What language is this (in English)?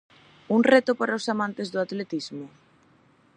Galician